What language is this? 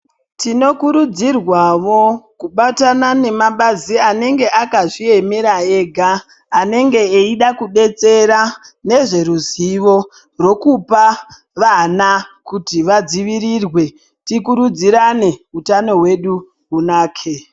Ndau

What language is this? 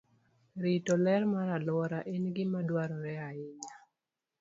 Luo (Kenya and Tanzania)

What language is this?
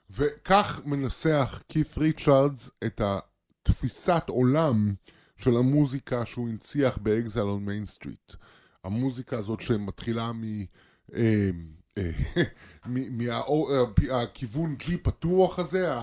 Hebrew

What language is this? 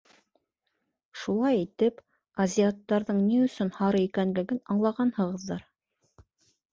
Bashkir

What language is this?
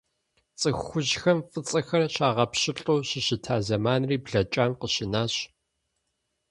Kabardian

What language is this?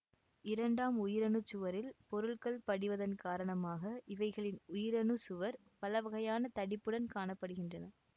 Tamil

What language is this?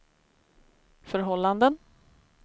Swedish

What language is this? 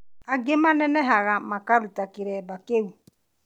Kikuyu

